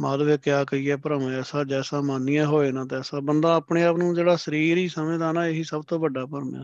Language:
Punjabi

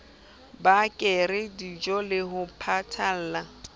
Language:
Southern Sotho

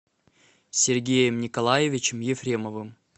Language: Russian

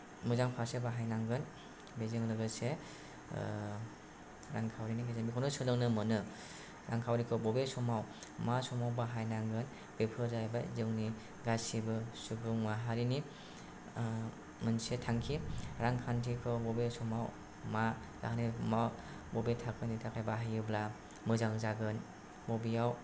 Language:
Bodo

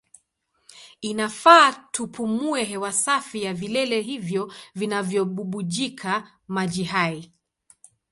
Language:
Swahili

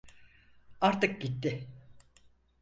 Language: Turkish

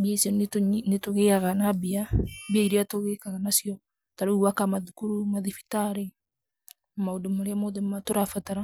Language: Kikuyu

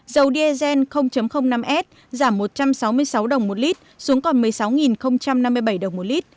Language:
Vietnamese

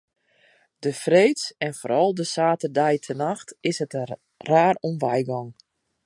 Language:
Western Frisian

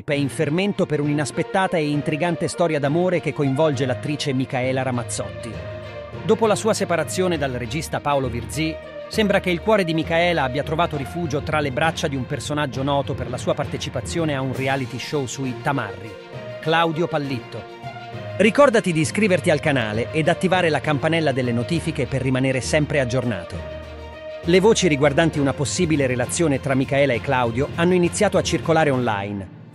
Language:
Italian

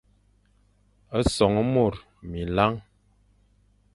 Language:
Fang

